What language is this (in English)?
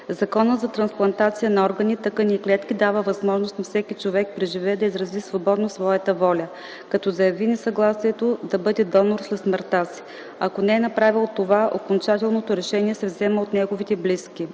Bulgarian